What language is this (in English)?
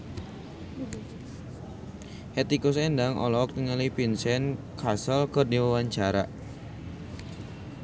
Sundanese